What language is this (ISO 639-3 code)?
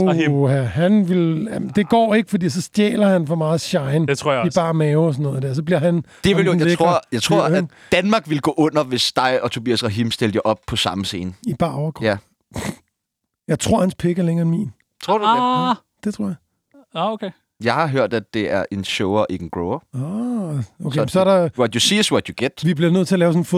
dan